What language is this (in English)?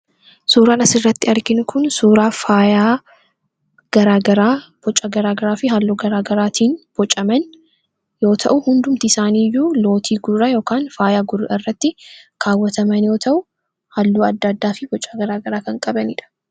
Oromo